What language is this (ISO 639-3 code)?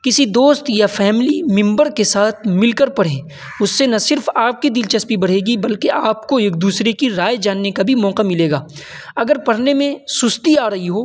urd